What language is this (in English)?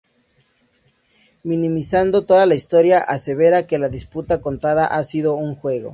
Spanish